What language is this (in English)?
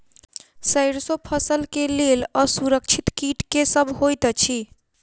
Maithili